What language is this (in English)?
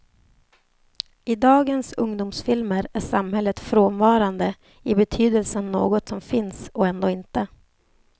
Swedish